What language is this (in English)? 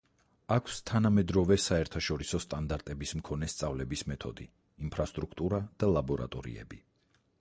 Georgian